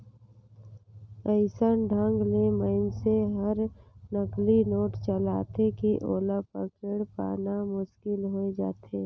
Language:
Chhattisgarhi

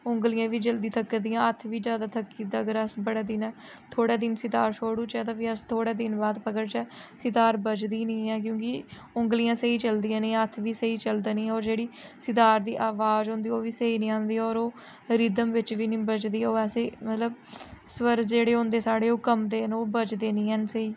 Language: Dogri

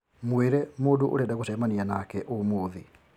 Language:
Kikuyu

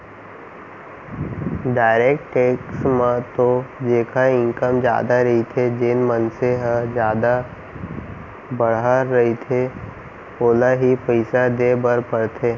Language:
Chhattisgarhi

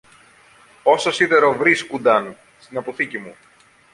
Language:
Greek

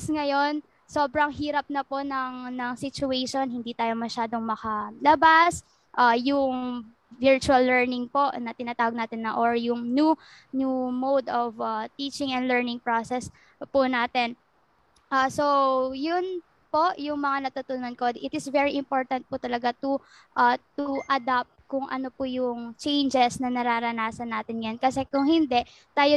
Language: Filipino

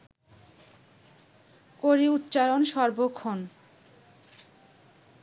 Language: Bangla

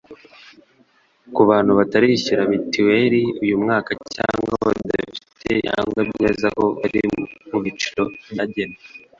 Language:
Kinyarwanda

